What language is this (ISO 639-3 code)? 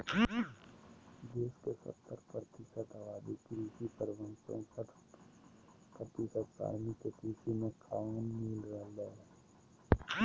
mag